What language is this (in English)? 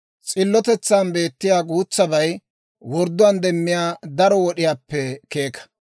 Dawro